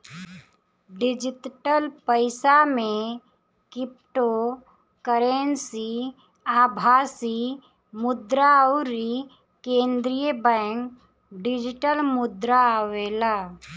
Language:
Bhojpuri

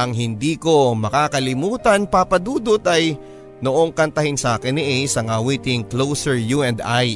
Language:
Filipino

